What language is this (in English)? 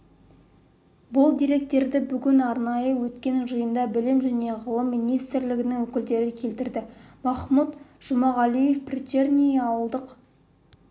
Kazakh